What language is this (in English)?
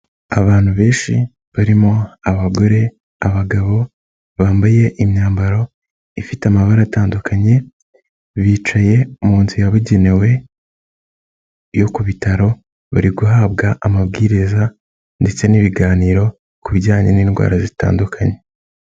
Kinyarwanda